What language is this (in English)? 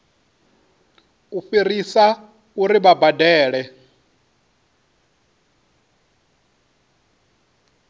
Venda